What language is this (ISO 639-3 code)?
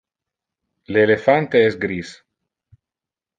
ina